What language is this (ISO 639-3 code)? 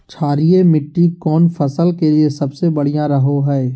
mag